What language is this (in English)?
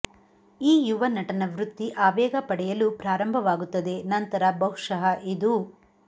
Kannada